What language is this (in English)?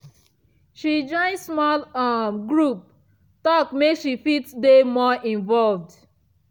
Nigerian Pidgin